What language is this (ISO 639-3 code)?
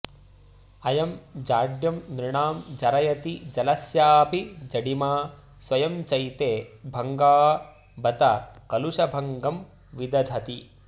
san